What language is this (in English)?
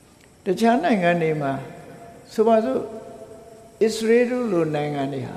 Vietnamese